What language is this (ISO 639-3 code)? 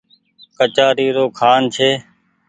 gig